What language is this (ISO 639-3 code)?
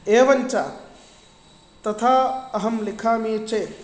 san